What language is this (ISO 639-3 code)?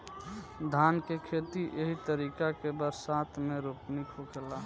bho